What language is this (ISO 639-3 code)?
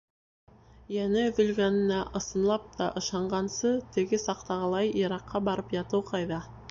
bak